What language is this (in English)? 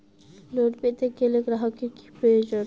Bangla